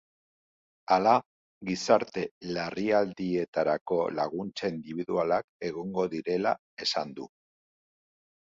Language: Basque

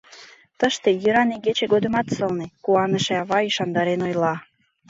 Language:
Mari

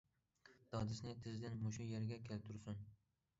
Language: Uyghur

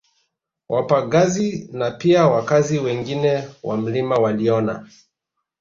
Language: Swahili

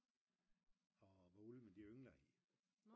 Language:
Danish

